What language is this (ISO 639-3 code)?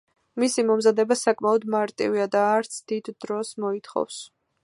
kat